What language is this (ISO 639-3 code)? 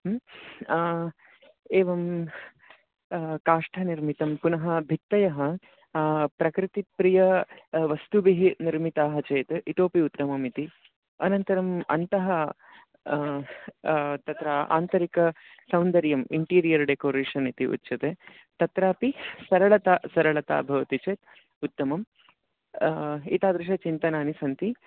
san